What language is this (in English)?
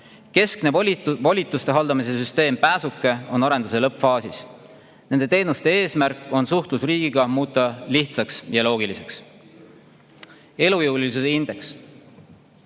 Estonian